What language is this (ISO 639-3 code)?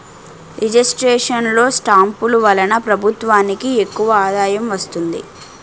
tel